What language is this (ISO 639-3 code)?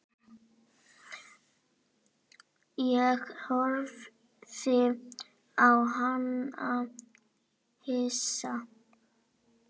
isl